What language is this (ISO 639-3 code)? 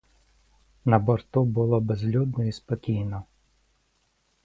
ukr